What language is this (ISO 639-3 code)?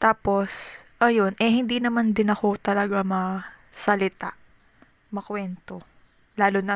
fil